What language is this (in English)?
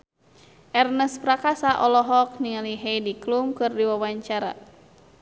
Sundanese